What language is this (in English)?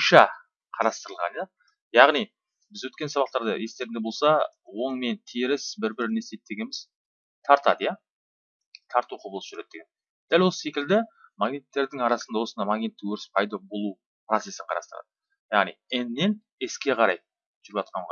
Turkish